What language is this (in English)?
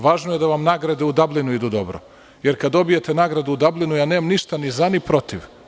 Serbian